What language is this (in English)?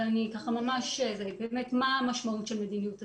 Hebrew